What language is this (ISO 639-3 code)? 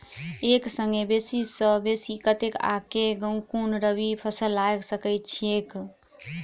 mai